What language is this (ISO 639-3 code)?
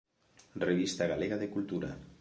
glg